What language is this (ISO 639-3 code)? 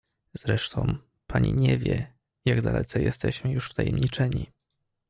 pol